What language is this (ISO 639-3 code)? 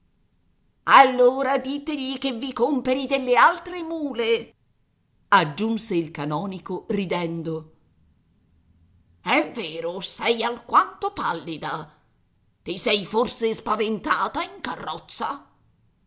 ita